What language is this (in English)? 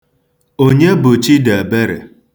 Igbo